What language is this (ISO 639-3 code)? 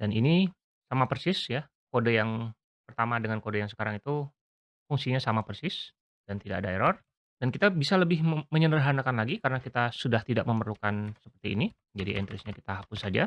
ind